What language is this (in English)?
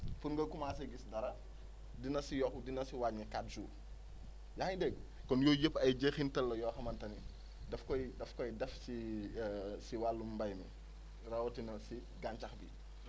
Wolof